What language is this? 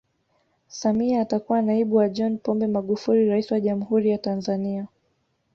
Swahili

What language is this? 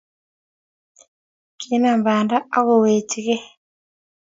Kalenjin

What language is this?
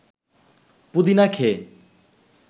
Bangla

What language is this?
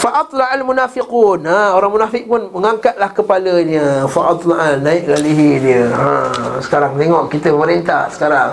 Malay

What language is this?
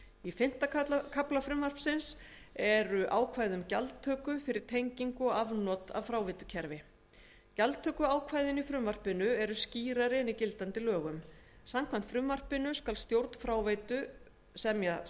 Icelandic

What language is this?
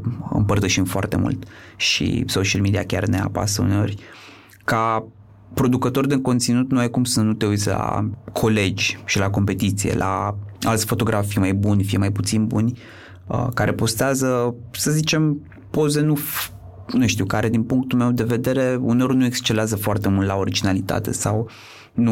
Romanian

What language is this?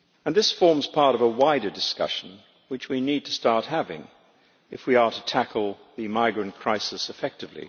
English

